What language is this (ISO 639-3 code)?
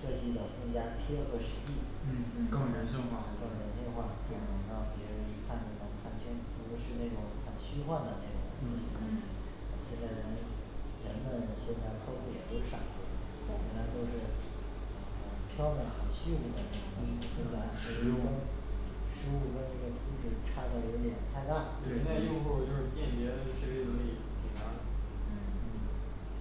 zho